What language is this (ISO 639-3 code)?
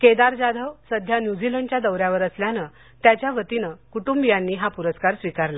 mar